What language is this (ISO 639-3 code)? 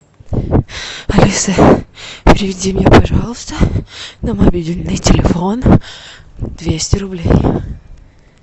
rus